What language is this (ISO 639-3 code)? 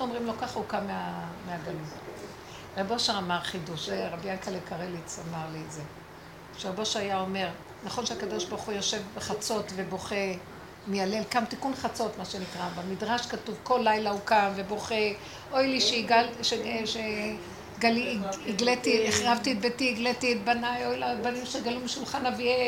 heb